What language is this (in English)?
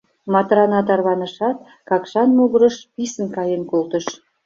Mari